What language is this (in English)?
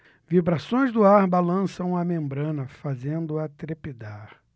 Portuguese